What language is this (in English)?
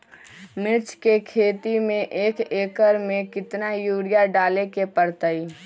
Magahi